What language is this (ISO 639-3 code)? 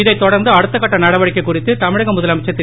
tam